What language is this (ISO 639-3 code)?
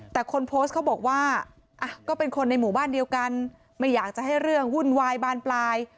tha